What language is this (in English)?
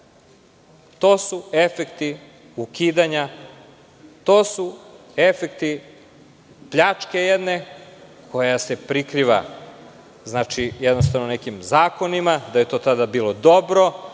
Serbian